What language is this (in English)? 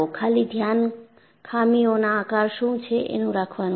Gujarati